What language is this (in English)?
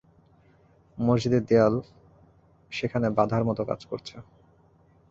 Bangla